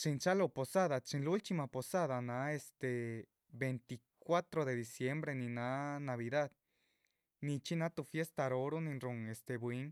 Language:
Chichicapan Zapotec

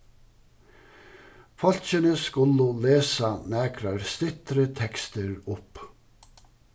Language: Faroese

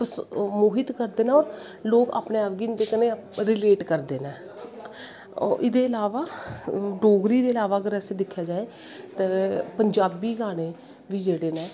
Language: Dogri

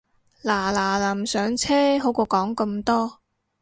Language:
Cantonese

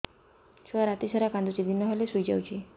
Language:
Odia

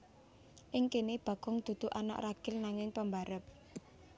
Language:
Javanese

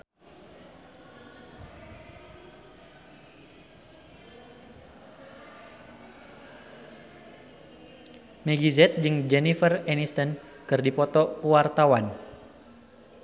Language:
Sundanese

